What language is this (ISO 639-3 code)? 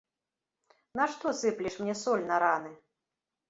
bel